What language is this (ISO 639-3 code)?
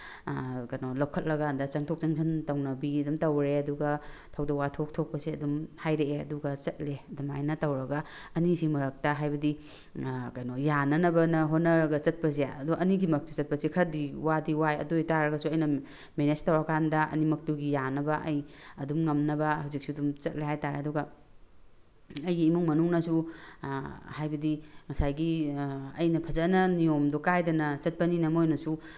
mni